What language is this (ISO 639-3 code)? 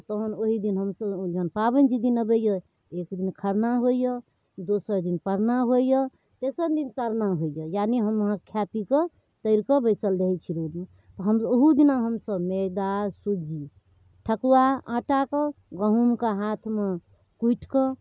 mai